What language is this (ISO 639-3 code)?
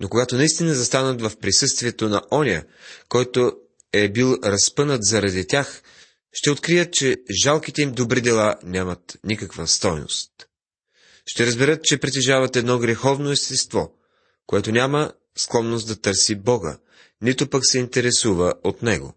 bul